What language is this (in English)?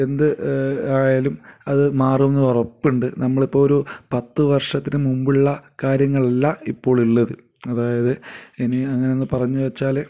Malayalam